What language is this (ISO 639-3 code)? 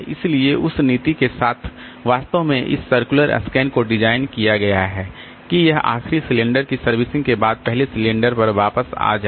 hin